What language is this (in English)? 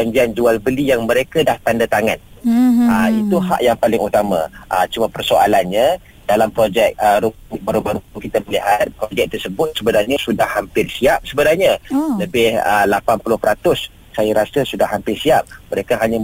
Malay